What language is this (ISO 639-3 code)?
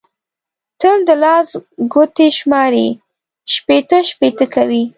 pus